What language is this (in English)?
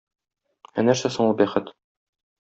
Tatar